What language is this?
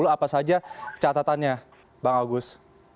Indonesian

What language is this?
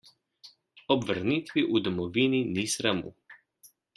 Slovenian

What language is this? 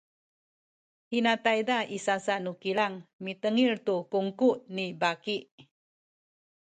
Sakizaya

